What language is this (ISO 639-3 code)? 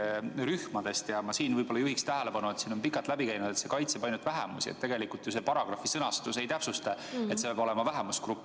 est